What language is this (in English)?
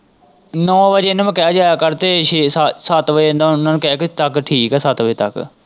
Punjabi